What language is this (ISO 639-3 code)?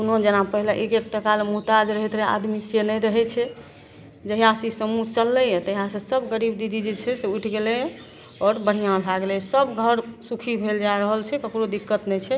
mai